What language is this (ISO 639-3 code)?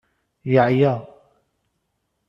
kab